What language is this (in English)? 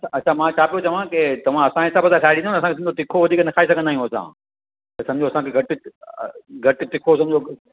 Sindhi